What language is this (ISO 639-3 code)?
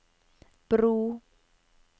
nor